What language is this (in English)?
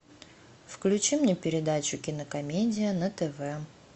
Russian